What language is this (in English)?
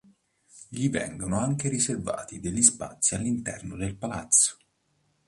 Italian